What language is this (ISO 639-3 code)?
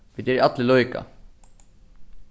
fao